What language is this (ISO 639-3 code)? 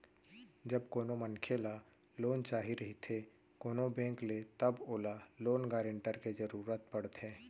hne